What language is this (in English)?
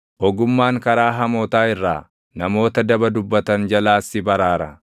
Oromo